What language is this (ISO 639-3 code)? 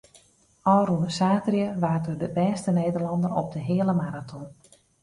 fry